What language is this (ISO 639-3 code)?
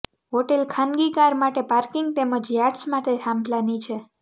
guj